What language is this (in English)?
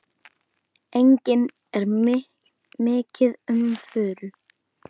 Icelandic